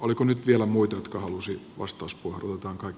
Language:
Finnish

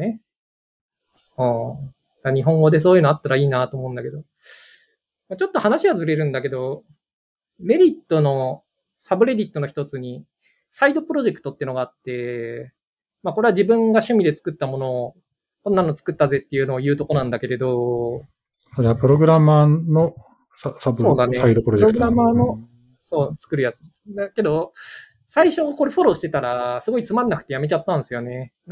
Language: Japanese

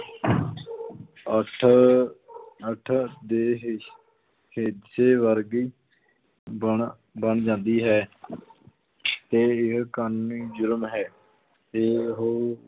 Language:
Punjabi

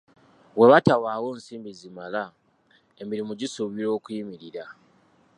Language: Ganda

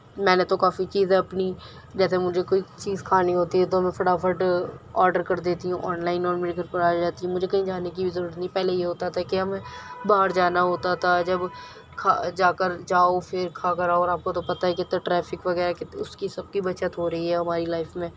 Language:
Urdu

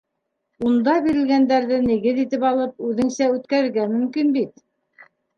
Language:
Bashkir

